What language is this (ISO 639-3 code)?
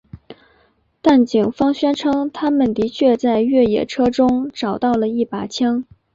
zho